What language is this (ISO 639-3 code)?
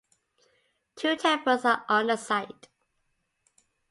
eng